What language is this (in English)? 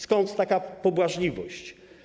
Polish